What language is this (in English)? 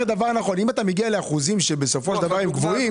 Hebrew